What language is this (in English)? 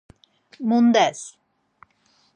Laz